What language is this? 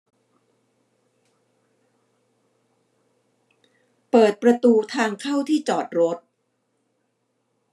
Thai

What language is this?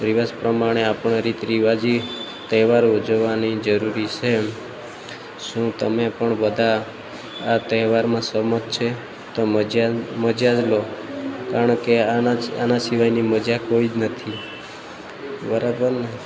Gujarati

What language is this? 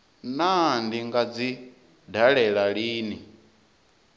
Venda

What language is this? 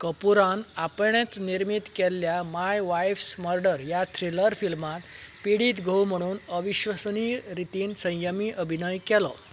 Konkani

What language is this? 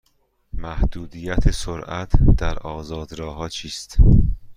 Persian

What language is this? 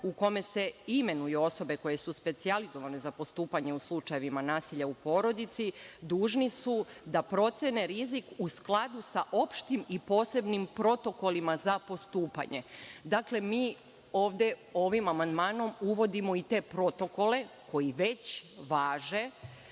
Serbian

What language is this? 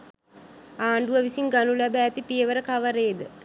Sinhala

